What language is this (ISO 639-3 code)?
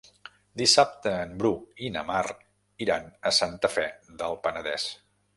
cat